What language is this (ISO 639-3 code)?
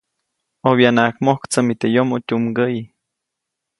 zoc